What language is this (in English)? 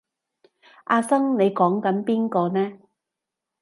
Cantonese